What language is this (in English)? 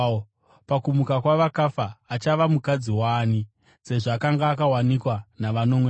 Shona